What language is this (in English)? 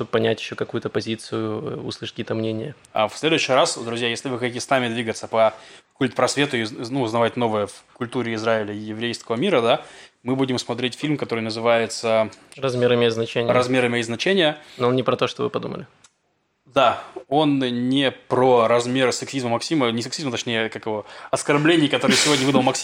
Russian